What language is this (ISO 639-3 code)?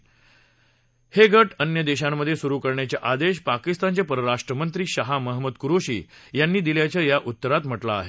mar